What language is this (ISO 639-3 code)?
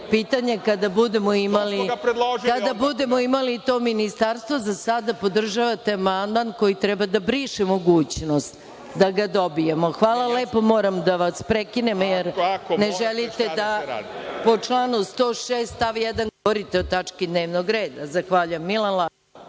srp